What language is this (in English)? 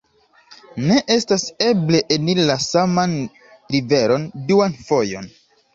Esperanto